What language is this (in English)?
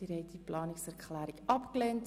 Swiss German